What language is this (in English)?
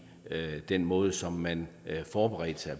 Danish